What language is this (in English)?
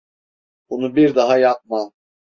Turkish